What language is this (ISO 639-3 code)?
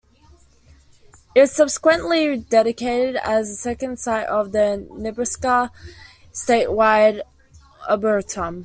eng